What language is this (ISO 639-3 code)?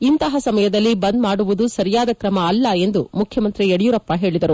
kan